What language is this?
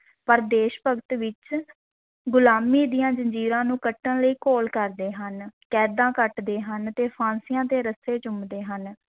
Punjabi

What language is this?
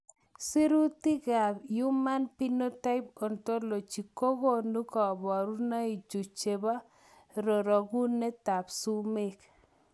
Kalenjin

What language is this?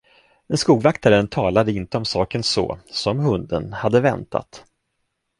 Swedish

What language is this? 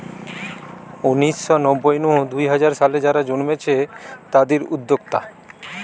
Bangla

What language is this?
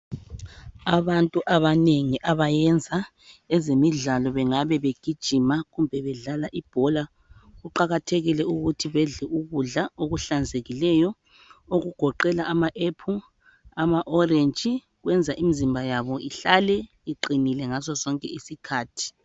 North Ndebele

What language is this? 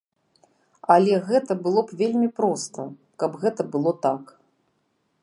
Belarusian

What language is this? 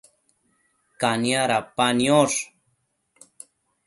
Matsés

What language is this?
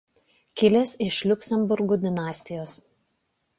Lithuanian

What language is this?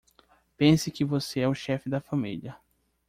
Portuguese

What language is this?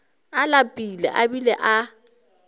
Northern Sotho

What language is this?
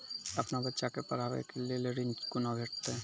Maithili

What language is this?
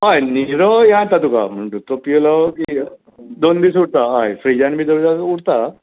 Konkani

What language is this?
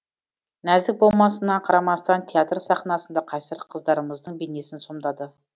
Kazakh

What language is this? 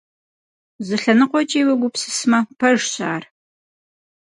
Kabardian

